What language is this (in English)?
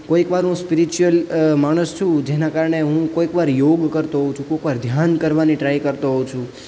Gujarati